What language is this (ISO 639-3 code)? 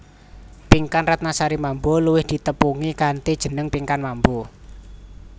jav